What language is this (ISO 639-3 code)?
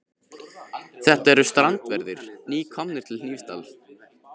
isl